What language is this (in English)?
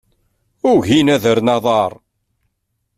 Kabyle